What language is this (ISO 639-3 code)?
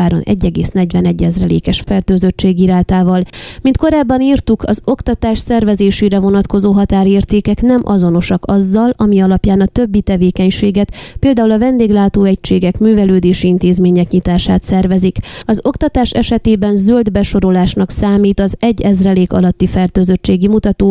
hun